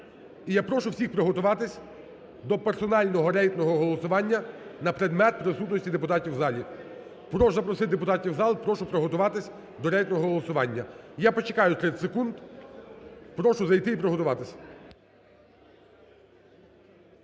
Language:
Ukrainian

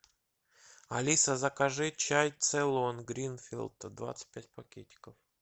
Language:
Russian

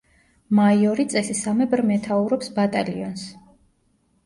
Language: Georgian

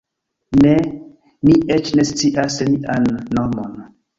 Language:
Esperanto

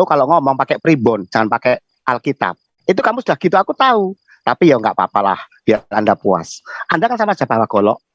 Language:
Indonesian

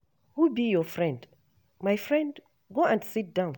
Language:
Nigerian Pidgin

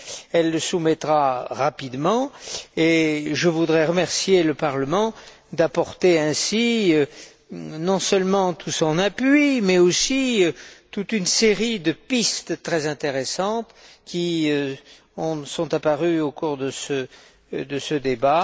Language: French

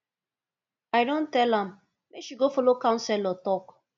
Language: Nigerian Pidgin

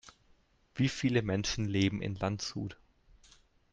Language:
German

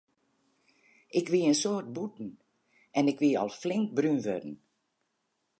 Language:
Western Frisian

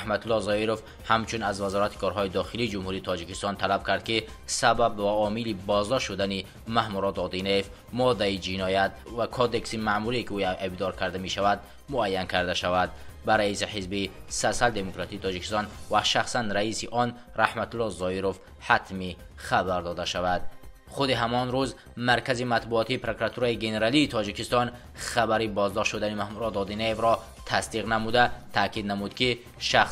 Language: Persian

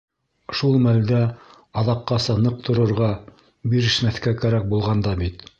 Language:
Bashkir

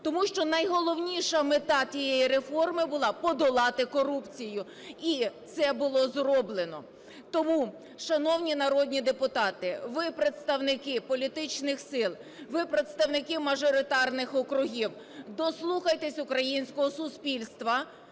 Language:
Ukrainian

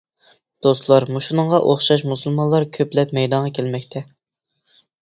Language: Uyghur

